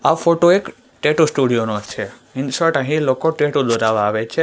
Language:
Gujarati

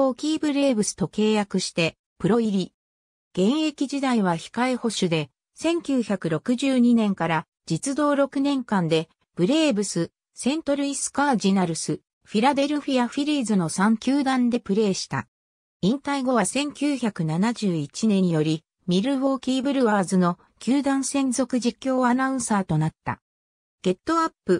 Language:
Japanese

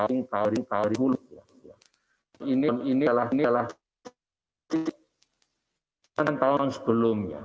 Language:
Indonesian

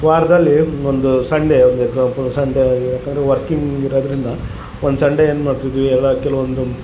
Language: Kannada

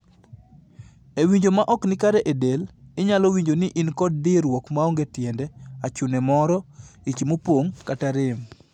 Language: Luo (Kenya and Tanzania)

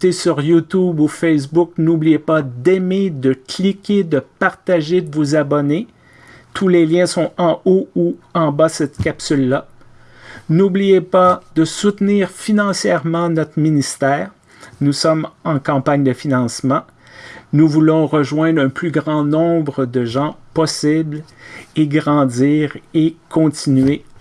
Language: French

